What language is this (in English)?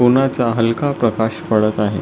Marathi